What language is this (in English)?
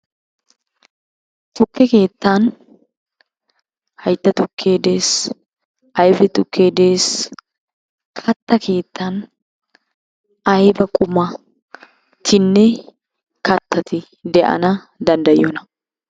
Wolaytta